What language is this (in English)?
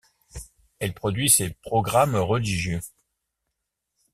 French